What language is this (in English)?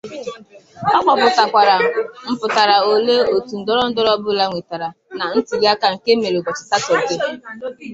Igbo